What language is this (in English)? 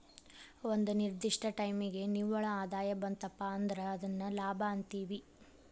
Kannada